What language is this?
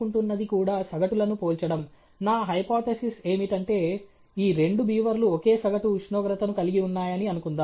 Telugu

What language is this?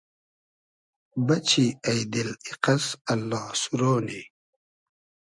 Hazaragi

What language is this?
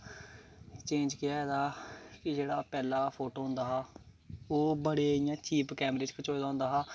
Dogri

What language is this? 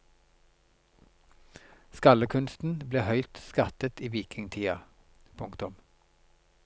Norwegian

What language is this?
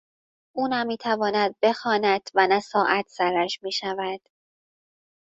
Persian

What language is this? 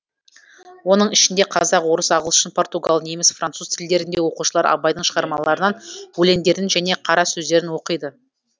Kazakh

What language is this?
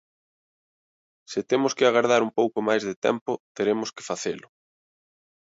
Galician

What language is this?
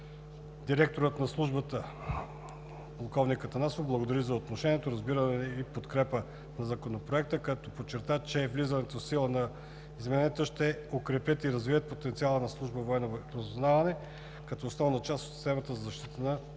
Bulgarian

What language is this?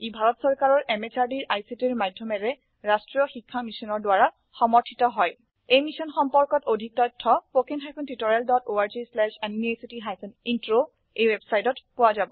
Assamese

